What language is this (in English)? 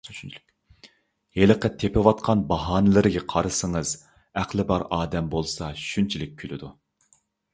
Uyghur